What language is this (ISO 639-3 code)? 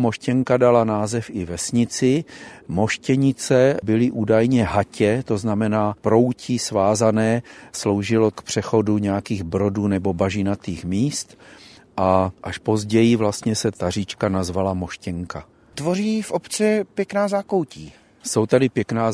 ces